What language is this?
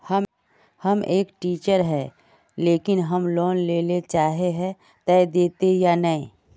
Magahi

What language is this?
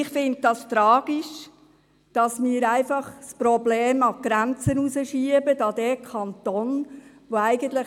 Swiss German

